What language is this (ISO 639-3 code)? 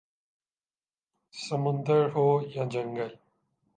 urd